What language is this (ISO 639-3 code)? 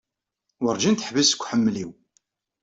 kab